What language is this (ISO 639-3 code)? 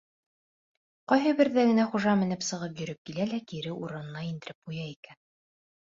bak